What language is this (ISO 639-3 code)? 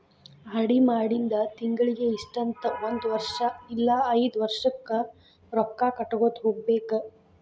kan